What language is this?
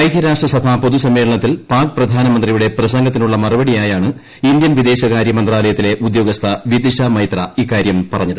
Malayalam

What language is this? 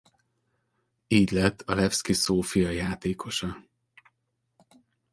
Hungarian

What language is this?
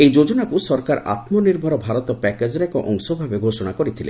Odia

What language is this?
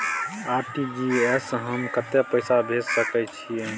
Maithili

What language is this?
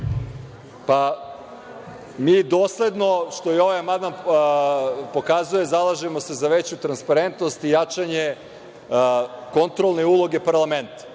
Serbian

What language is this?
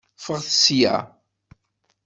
Kabyle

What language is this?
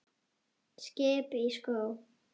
Icelandic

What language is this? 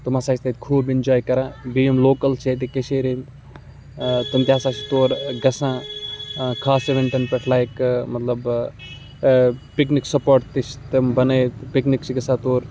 Kashmiri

